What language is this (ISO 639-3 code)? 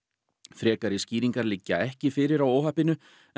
isl